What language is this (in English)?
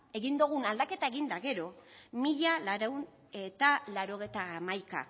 Basque